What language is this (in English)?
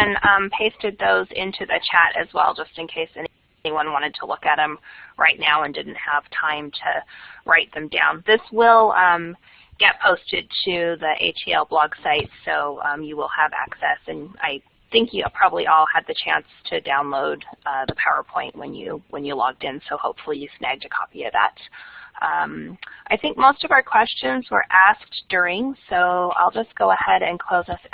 English